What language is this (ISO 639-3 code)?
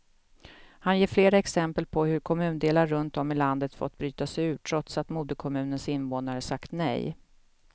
swe